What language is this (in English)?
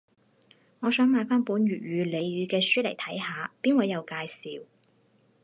Cantonese